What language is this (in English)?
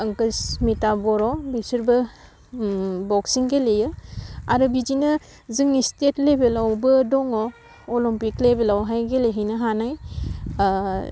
Bodo